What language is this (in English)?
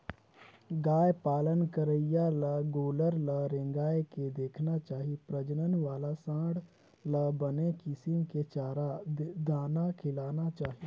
Chhattisgarhi